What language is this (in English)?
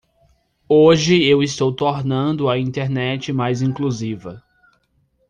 Portuguese